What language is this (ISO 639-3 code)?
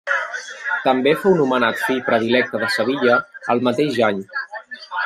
cat